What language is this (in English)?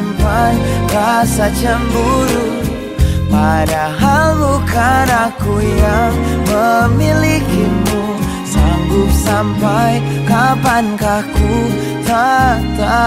Malay